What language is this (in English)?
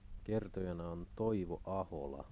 Finnish